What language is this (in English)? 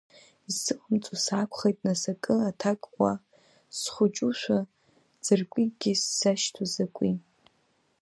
Abkhazian